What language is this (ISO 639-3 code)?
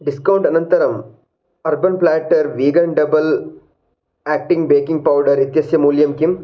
san